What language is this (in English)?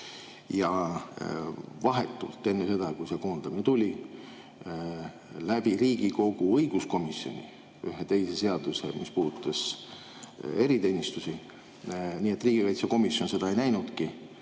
Estonian